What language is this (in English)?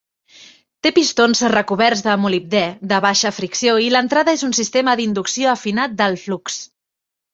Catalan